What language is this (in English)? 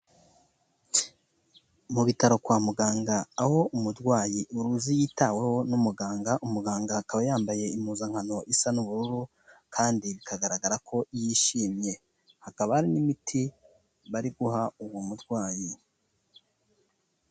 Kinyarwanda